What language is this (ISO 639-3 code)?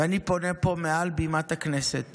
heb